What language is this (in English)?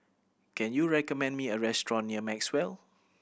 English